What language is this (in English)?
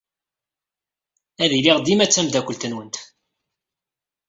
Kabyle